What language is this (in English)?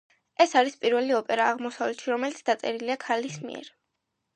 Georgian